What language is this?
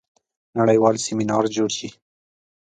Pashto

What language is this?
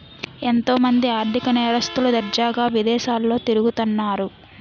Telugu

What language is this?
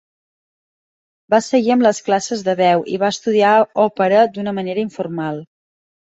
Catalan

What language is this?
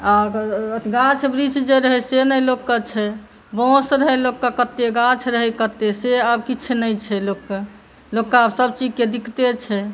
Maithili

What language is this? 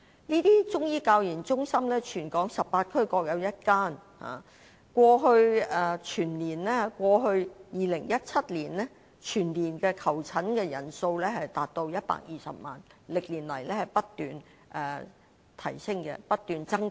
Cantonese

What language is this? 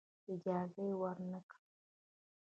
Pashto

